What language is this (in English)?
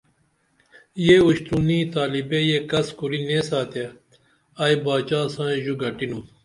Dameli